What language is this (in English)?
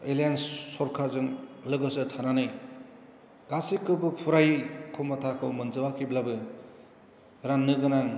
Bodo